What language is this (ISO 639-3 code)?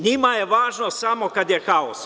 srp